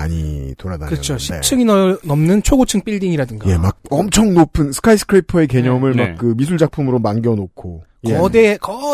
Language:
Korean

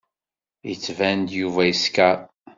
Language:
Kabyle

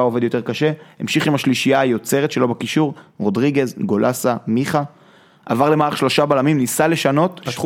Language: Hebrew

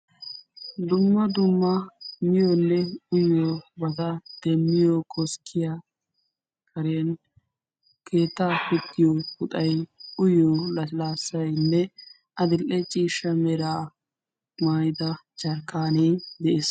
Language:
Wolaytta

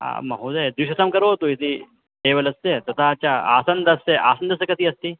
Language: Sanskrit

